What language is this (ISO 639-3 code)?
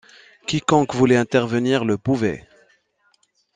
fra